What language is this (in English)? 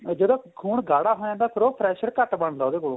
Punjabi